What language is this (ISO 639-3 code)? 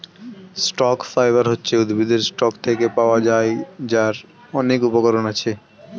ben